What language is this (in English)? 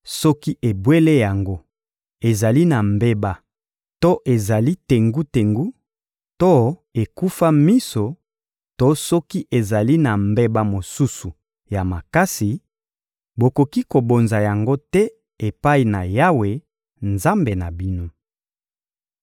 Lingala